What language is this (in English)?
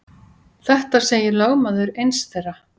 Icelandic